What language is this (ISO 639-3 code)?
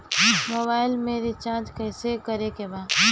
bho